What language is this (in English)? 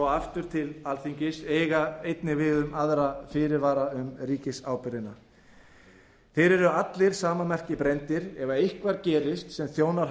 Icelandic